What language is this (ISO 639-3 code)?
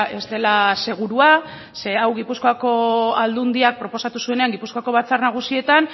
eus